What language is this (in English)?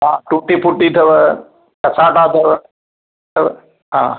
Sindhi